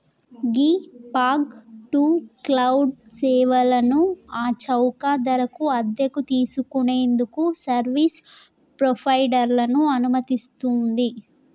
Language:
Telugu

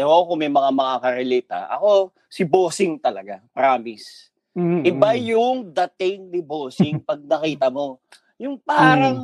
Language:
Filipino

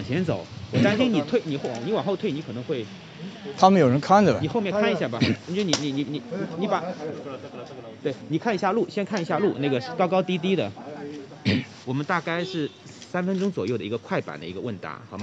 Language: Chinese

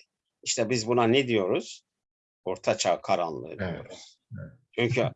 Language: Turkish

